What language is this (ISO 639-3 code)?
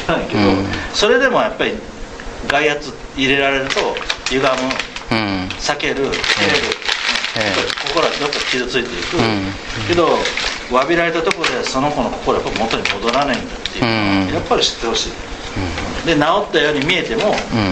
jpn